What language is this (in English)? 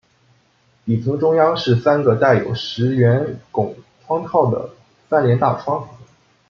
Chinese